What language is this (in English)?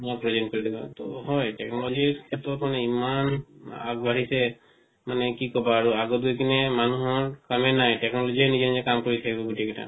Assamese